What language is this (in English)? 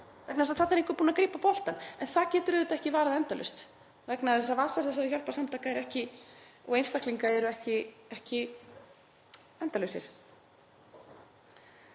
Icelandic